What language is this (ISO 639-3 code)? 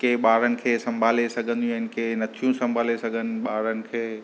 snd